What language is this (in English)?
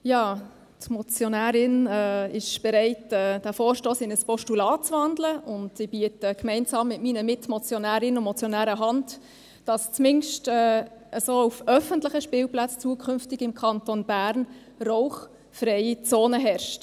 Swiss German